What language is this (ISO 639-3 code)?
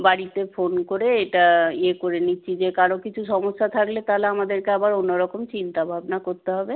ben